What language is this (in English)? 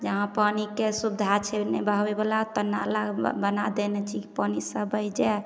Maithili